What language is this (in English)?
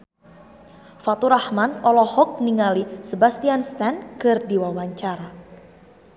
Sundanese